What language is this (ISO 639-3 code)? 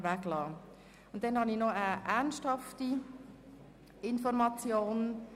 gsw